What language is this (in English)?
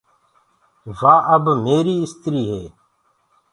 Gurgula